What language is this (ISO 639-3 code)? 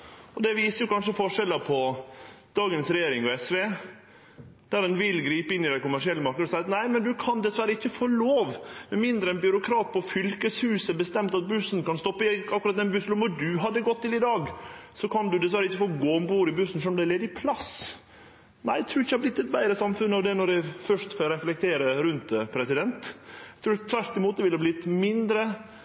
nno